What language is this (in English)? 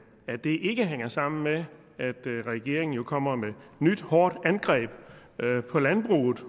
Danish